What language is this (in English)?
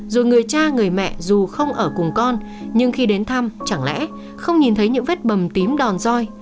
Vietnamese